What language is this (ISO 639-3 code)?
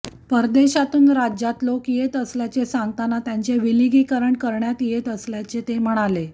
mar